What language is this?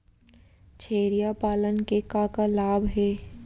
Chhattisgarhi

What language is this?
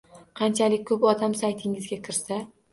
Uzbek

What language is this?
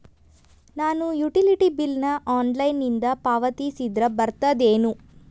Kannada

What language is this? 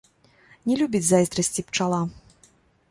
Belarusian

